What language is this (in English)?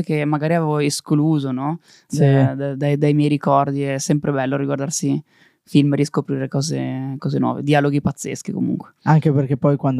Italian